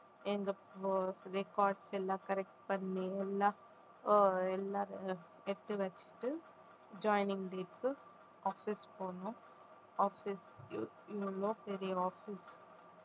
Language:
Tamil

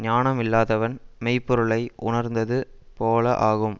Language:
Tamil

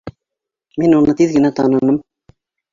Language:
Bashkir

